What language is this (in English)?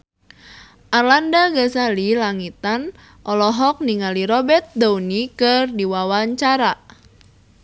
Sundanese